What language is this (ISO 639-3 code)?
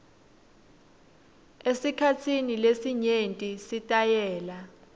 ssw